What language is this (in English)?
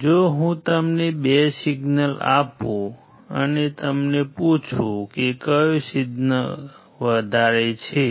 Gujarati